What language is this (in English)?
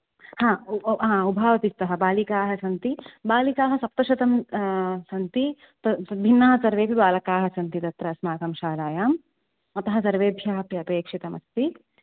Sanskrit